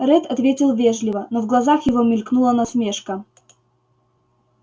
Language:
Russian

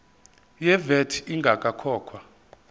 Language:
Zulu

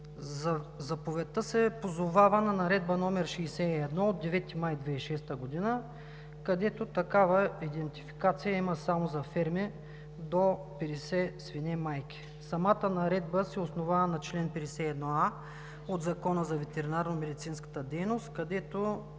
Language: Bulgarian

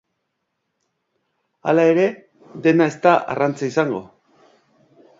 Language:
Basque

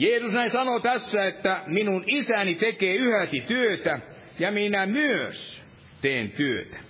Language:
Finnish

